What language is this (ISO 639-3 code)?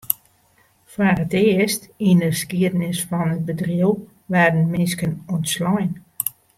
fry